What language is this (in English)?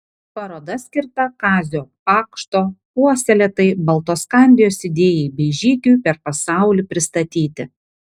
Lithuanian